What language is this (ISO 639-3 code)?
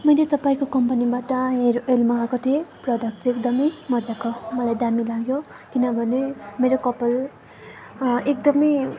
nep